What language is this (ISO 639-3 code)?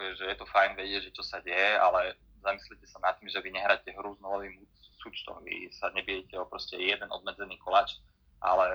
slk